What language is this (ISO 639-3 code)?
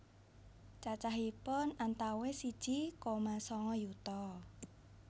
jav